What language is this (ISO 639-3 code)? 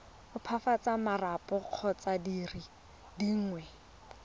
tsn